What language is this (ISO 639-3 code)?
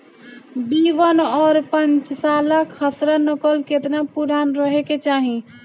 bho